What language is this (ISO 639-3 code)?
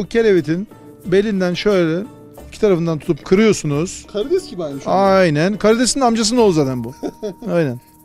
tur